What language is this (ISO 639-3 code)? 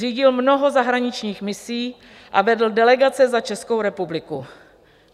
ces